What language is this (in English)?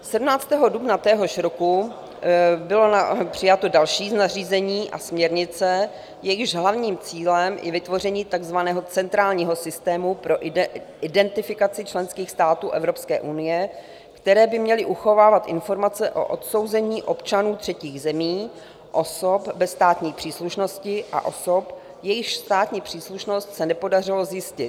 Czech